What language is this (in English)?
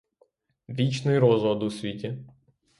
Ukrainian